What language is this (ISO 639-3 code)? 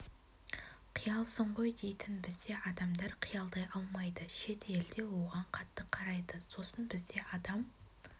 kaz